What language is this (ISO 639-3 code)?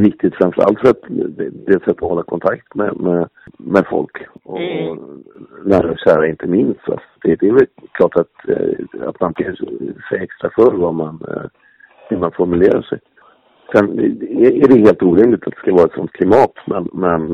swe